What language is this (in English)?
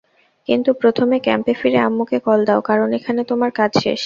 Bangla